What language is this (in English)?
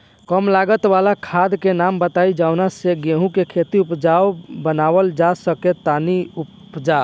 Bhojpuri